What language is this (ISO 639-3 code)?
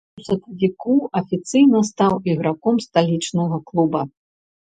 bel